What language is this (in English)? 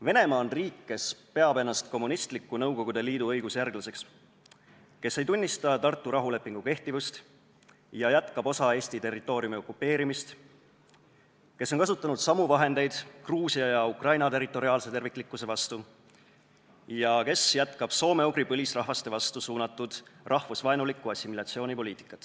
Estonian